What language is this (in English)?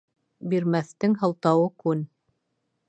Bashkir